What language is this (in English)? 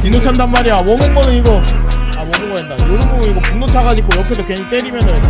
Korean